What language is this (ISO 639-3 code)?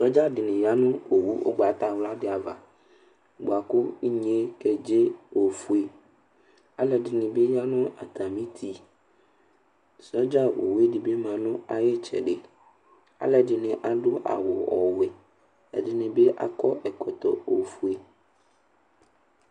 kpo